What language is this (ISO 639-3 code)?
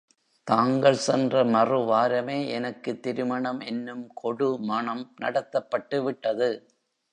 tam